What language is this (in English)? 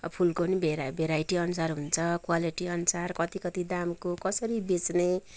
Nepali